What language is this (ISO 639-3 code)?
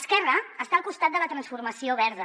cat